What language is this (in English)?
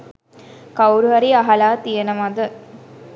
Sinhala